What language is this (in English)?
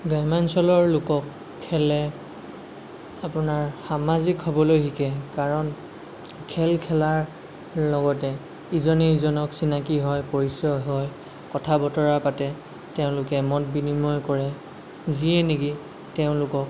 Assamese